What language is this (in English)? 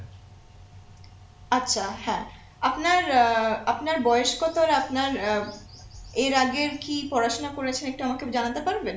Bangla